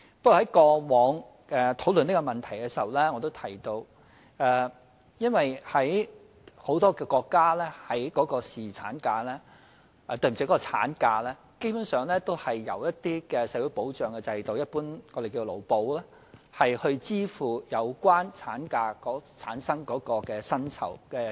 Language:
Cantonese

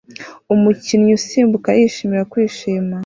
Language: Kinyarwanda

